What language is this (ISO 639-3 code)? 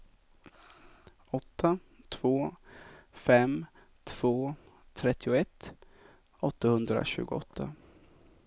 swe